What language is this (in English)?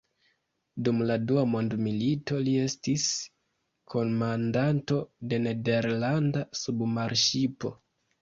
Esperanto